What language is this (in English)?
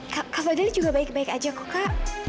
Indonesian